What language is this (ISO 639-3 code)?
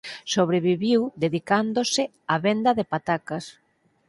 glg